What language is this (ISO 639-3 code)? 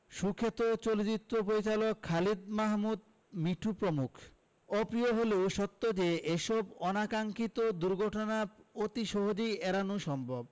ben